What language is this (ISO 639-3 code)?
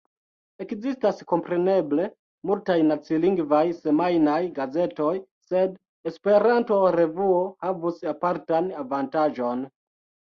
epo